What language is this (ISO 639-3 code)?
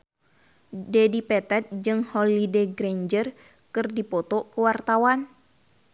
sun